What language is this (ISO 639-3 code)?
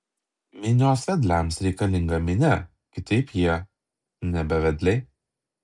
lit